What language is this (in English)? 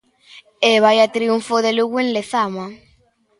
Galician